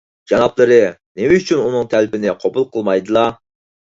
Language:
Uyghur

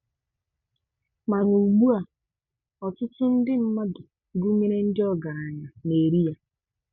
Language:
Igbo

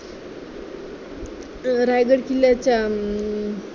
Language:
Marathi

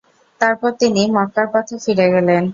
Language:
Bangla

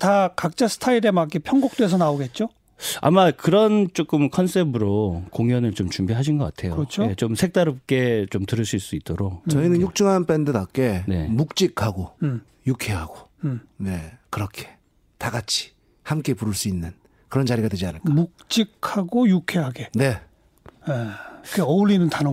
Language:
Korean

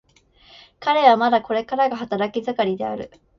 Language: Japanese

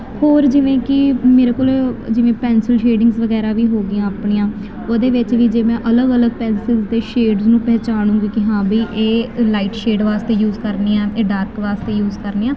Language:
Punjabi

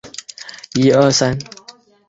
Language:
Chinese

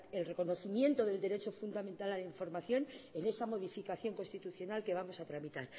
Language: Spanish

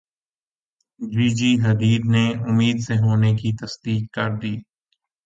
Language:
Urdu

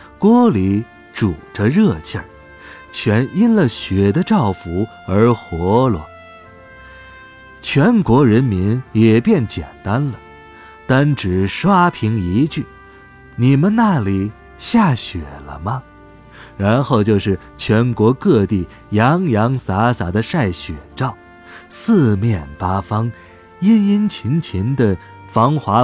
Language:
Chinese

